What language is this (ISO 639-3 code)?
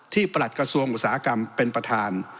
tha